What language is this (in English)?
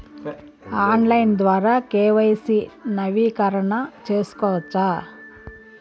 Telugu